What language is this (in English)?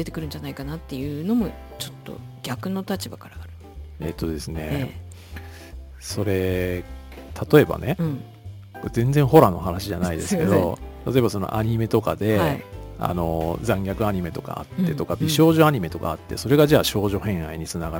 Japanese